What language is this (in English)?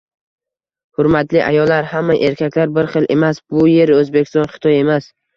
Uzbek